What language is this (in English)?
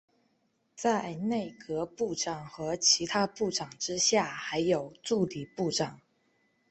Chinese